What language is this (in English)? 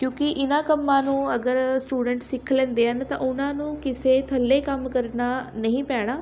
Punjabi